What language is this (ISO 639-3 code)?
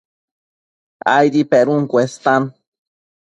mcf